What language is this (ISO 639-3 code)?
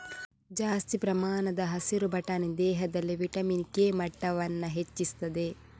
kan